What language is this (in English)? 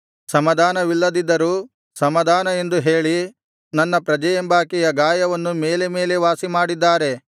Kannada